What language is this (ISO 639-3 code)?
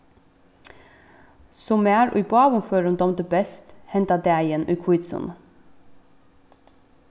fao